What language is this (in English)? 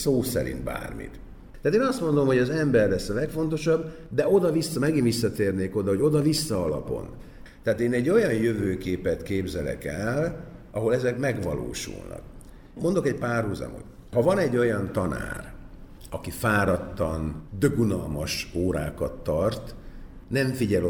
Hungarian